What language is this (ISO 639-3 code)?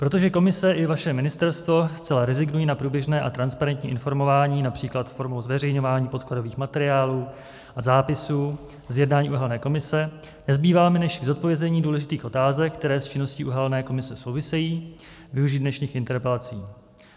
ces